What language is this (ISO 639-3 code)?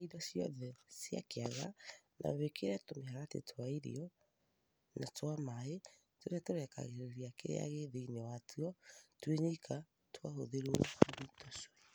kik